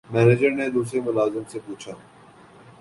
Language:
Urdu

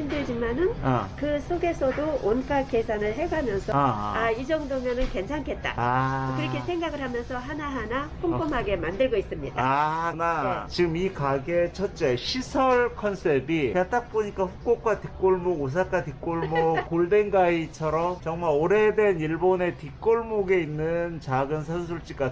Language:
Korean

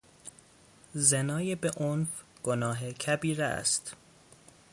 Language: Persian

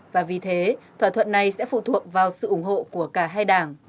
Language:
Vietnamese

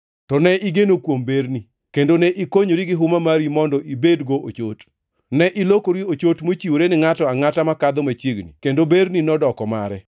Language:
Luo (Kenya and Tanzania)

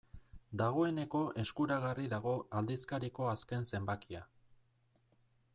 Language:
Basque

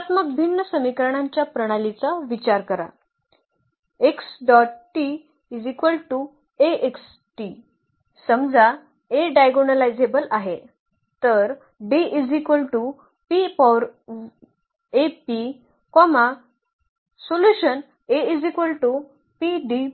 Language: Marathi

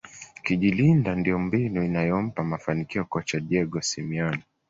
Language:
Swahili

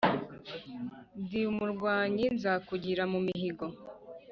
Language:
Kinyarwanda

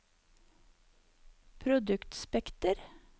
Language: Norwegian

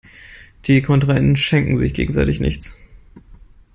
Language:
German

